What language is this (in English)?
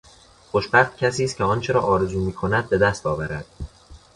Persian